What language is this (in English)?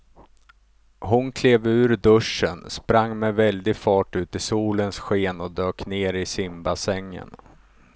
Swedish